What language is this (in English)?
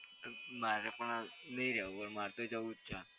Gujarati